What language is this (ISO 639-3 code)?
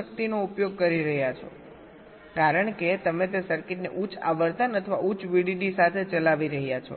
guj